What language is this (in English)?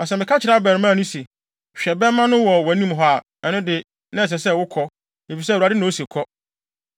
Akan